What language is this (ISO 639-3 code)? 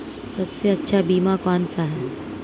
hin